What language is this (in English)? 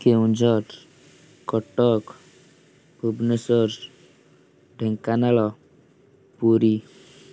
Odia